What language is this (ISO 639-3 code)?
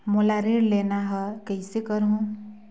hne